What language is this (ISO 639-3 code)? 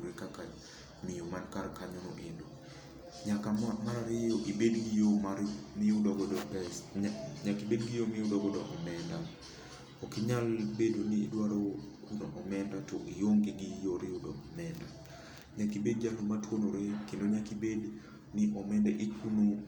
luo